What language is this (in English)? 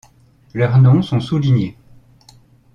French